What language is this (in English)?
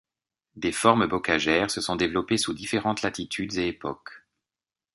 French